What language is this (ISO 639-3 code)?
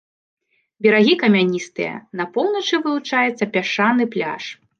bel